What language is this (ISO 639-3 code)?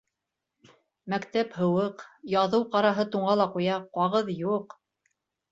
bak